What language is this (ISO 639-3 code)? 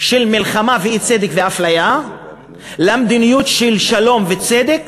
heb